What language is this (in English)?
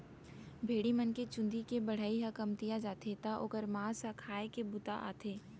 Chhattisgarhi